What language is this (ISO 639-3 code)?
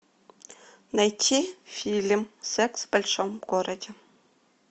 rus